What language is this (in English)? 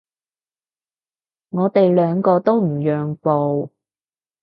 Cantonese